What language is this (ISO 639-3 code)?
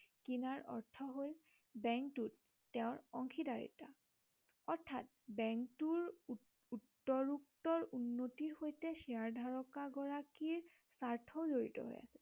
asm